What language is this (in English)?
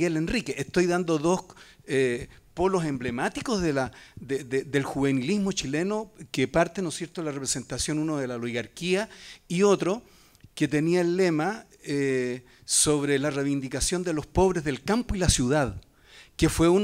Spanish